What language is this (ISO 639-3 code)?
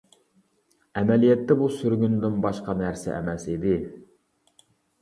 uig